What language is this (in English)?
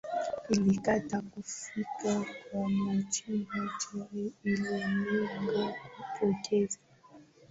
Swahili